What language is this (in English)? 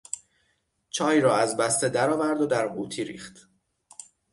Persian